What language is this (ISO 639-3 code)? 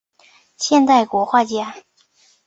zho